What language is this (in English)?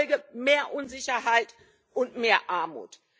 German